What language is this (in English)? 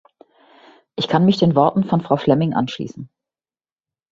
German